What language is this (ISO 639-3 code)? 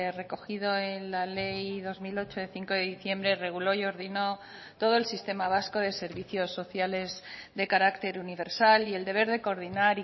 spa